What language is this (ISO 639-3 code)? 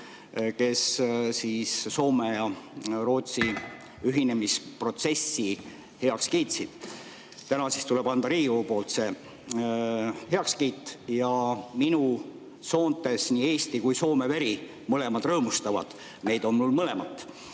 est